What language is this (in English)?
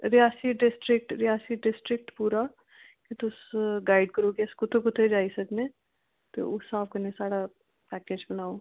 Dogri